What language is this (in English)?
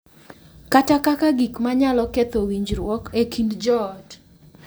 Luo (Kenya and Tanzania)